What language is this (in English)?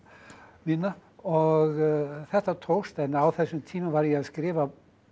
Icelandic